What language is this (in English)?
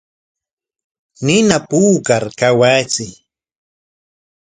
Corongo Ancash Quechua